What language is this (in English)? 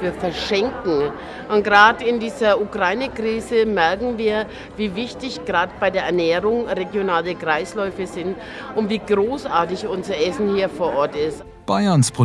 German